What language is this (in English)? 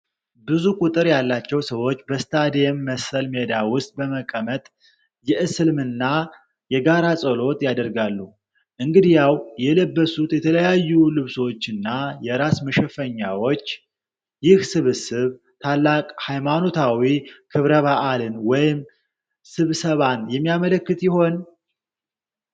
Amharic